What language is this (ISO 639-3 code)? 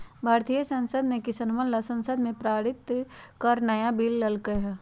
mag